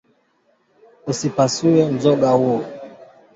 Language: Swahili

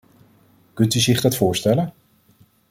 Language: Dutch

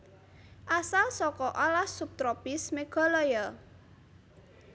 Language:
Javanese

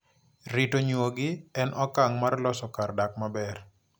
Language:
Luo (Kenya and Tanzania)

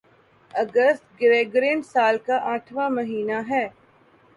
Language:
Urdu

